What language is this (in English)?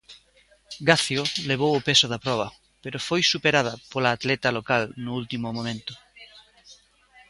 Galician